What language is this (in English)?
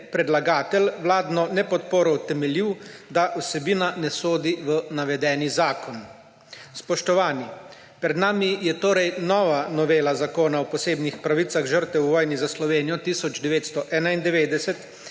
Slovenian